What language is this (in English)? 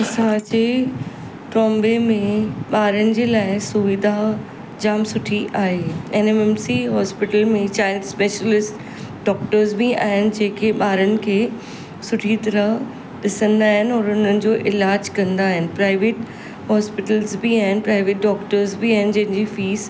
Sindhi